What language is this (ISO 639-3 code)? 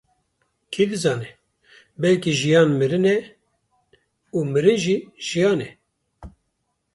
kur